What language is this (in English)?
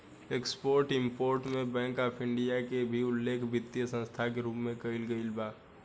Bhojpuri